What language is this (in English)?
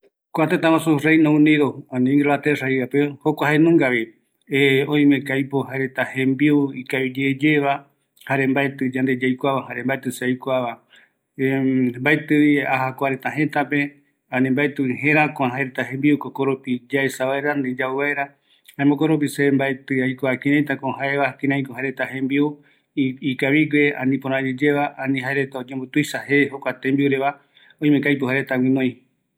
Eastern Bolivian Guaraní